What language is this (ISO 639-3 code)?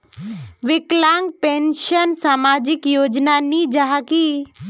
mag